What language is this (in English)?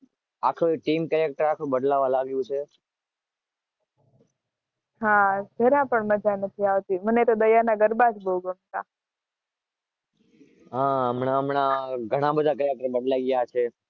Gujarati